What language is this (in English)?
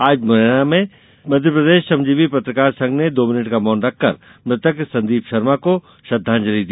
Hindi